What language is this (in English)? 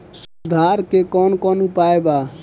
Bhojpuri